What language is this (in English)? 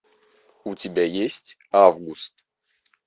Russian